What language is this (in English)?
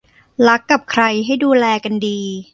Thai